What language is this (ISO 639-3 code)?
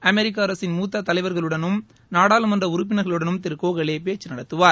tam